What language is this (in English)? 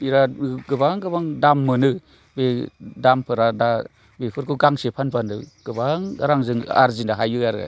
Bodo